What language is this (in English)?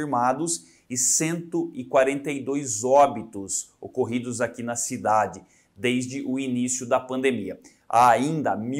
Portuguese